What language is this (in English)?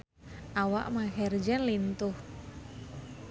Sundanese